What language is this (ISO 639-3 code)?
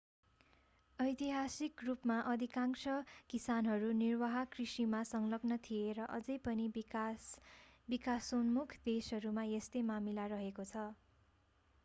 nep